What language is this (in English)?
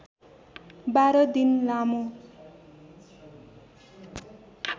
Nepali